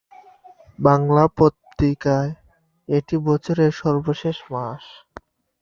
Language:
Bangla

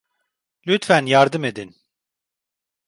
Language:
Turkish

